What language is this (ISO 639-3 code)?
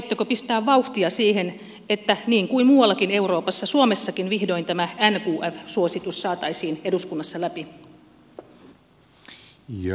fin